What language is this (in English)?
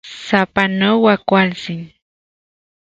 Central Puebla Nahuatl